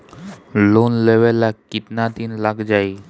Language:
Bhojpuri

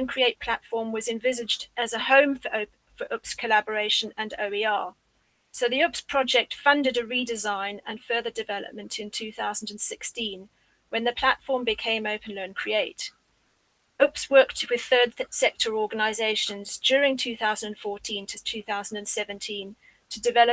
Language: English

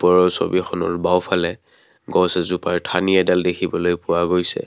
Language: Assamese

